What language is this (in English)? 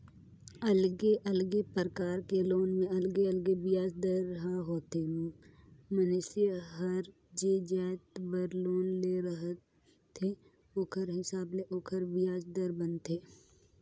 Chhattisgarhi